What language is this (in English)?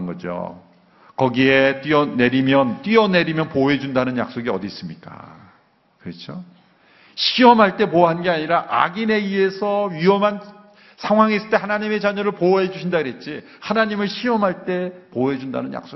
Korean